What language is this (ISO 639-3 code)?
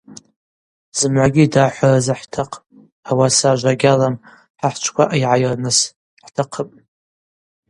abq